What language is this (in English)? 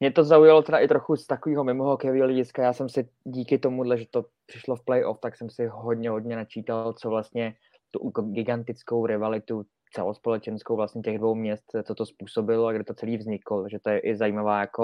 Czech